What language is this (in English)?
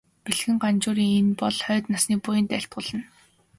Mongolian